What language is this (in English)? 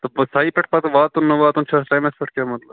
Kashmiri